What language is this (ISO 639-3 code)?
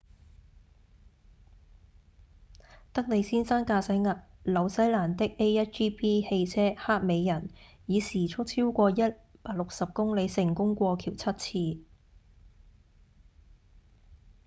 yue